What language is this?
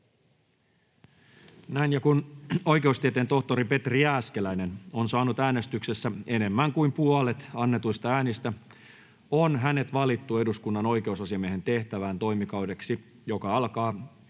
Finnish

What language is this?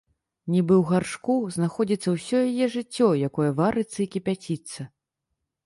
Belarusian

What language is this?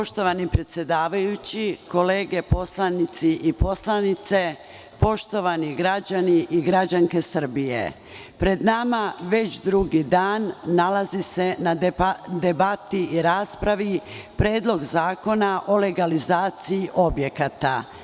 Serbian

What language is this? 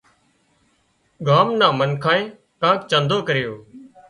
Wadiyara Koli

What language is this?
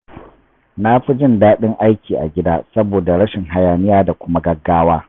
Hausa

